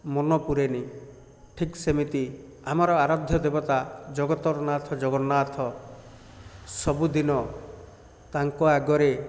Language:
Odia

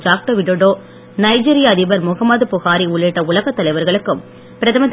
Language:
Tamil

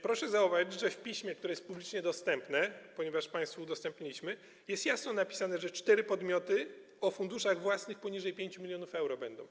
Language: Polish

